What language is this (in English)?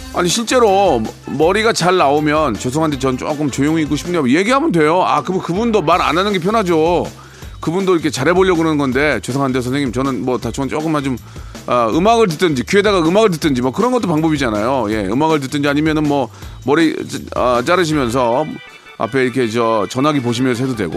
Korean